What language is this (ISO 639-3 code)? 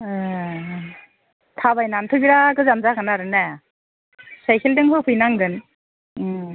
brx